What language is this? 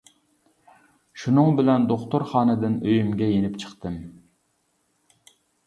Uyghur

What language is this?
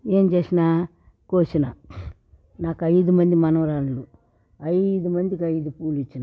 Telugu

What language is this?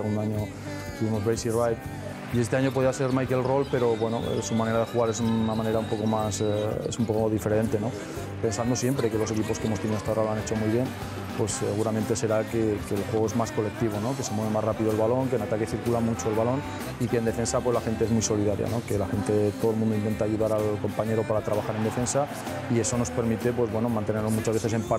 Spanish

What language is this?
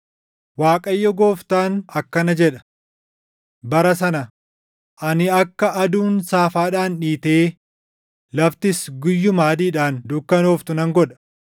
Oromo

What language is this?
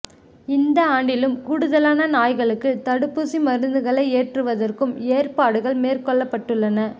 Tamil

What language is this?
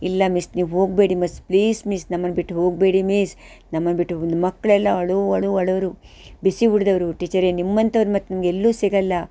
Kannada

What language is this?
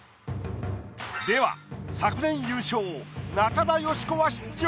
Japanese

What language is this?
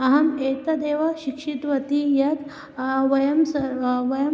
Sanskrit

